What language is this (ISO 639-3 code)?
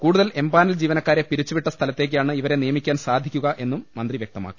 mal